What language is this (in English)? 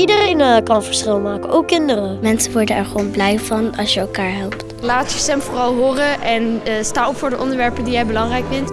Dutch